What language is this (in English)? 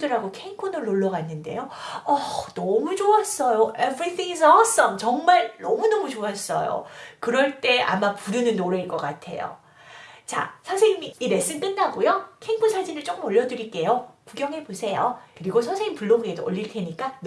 Korean